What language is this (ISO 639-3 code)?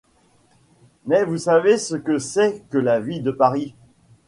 fra